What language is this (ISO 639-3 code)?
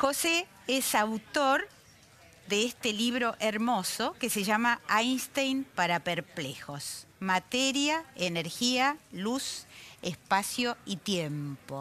spa